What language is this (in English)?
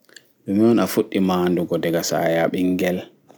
Fula